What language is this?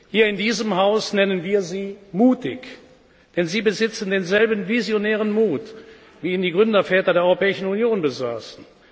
German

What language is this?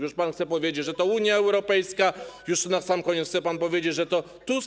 Polish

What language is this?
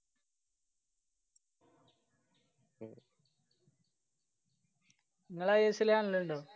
Malayalam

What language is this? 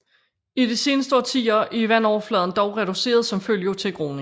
Danish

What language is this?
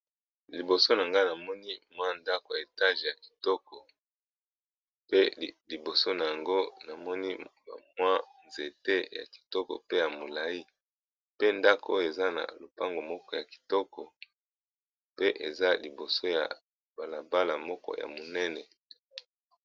Lingala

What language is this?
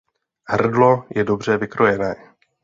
Czech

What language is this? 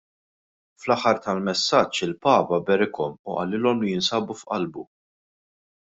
Maltese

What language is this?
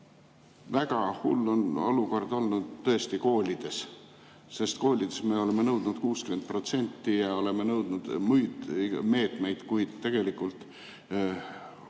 Estonian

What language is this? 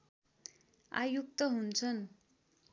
Nepali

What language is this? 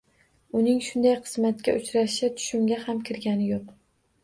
Uzbek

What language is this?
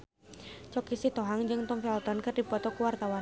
Sundanese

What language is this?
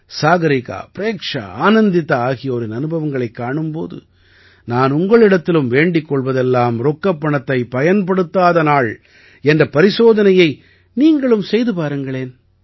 Tamil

